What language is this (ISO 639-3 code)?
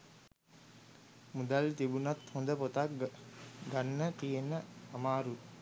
sin